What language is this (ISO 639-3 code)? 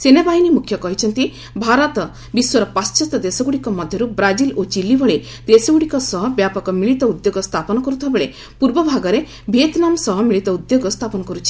ori